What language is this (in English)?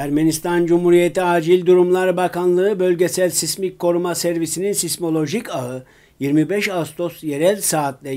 Turkish